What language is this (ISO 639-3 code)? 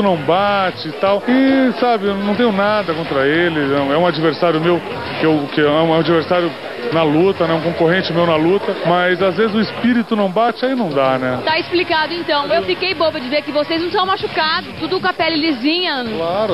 por